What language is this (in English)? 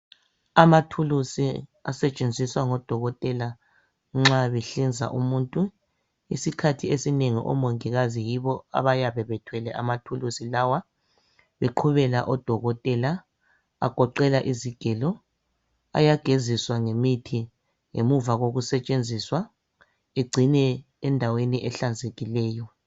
North Ndebele